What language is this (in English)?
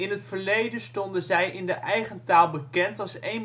Dutch